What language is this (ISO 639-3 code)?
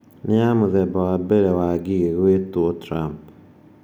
kik